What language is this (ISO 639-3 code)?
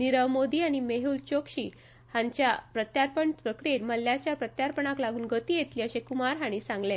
kok